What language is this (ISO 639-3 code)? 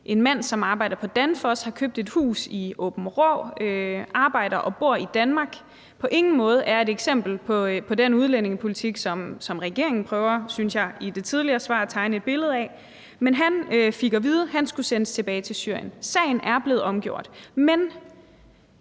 dan